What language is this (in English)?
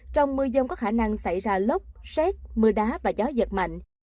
Vietnamese